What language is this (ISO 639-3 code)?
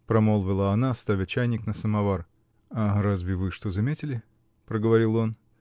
rus